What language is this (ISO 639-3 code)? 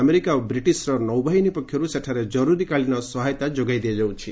ori